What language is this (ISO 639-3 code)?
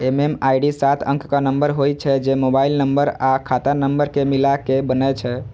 mai